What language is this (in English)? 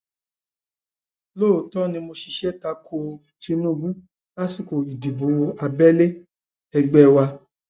Yoruba